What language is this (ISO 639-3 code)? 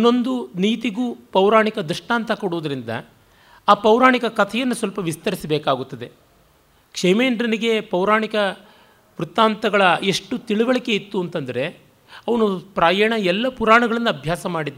kan